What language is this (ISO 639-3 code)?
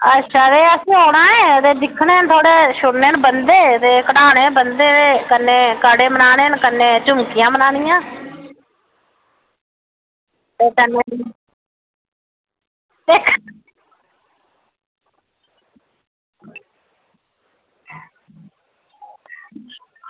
doi